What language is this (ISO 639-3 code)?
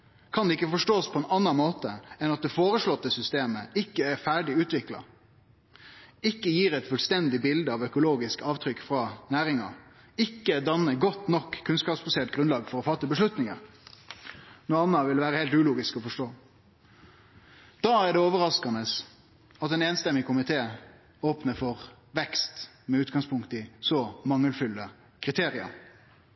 nno